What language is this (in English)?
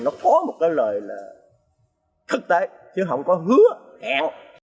Vietnamese